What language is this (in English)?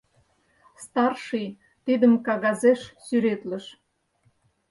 Mari